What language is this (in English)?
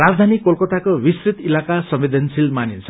Nepali